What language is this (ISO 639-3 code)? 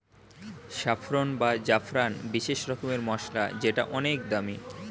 ben